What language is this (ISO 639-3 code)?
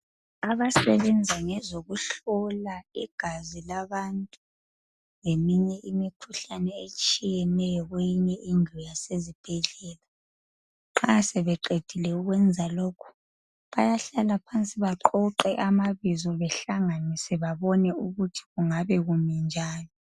nde